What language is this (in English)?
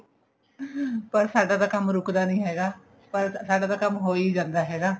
Punjabi